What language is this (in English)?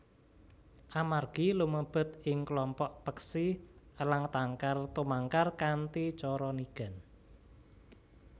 Javanese